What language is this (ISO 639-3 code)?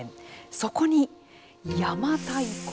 jpn